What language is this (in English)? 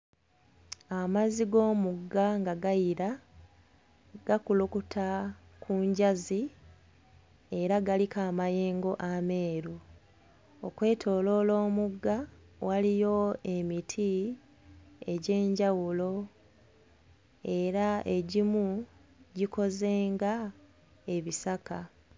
Ganda